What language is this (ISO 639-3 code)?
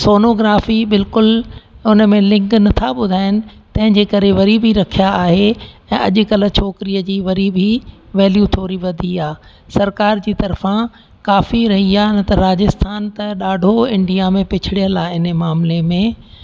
snd